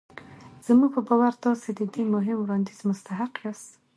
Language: Pashto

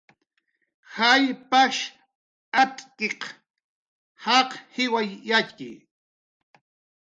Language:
Jaqaru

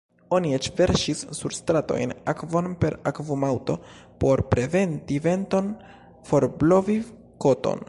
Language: Esperanto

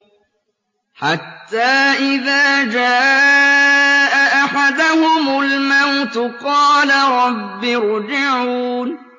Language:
Arabic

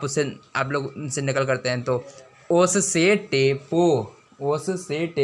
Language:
Hindi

